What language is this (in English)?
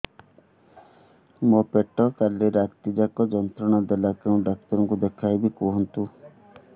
Odia